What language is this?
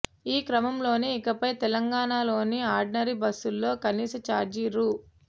Telugu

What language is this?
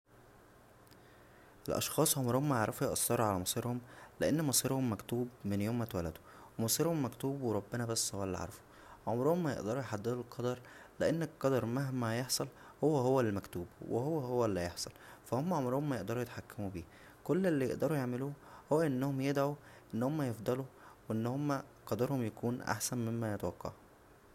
Egyptian Arabic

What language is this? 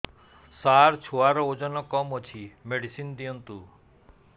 Odia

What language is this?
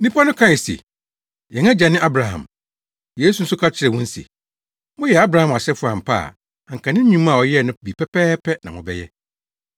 Akan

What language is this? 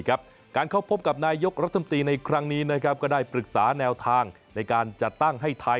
Thai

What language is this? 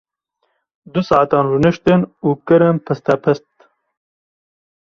Kurdish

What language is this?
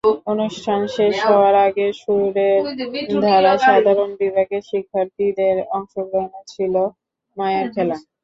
Bangla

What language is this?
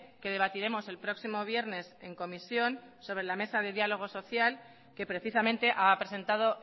Spanish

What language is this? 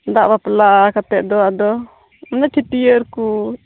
Santali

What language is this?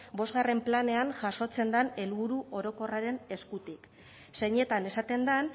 Basque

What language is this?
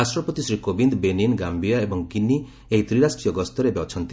Odia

